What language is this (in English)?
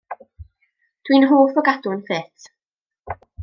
Welsh